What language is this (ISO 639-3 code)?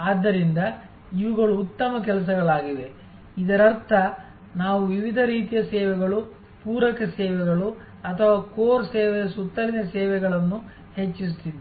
kan